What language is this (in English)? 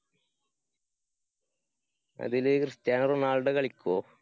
Malayalam